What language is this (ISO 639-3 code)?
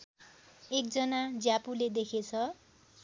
nep